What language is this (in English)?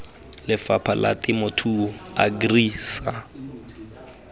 Tswana